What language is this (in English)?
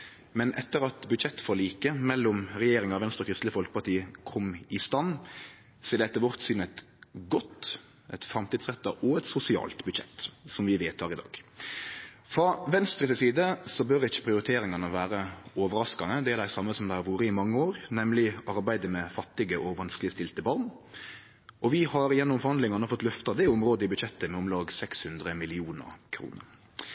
Norwegian Nynorsk